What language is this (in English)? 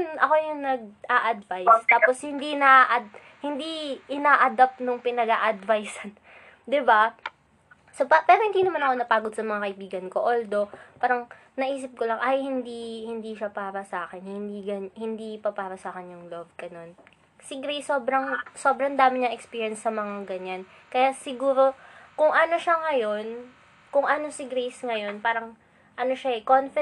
Filipino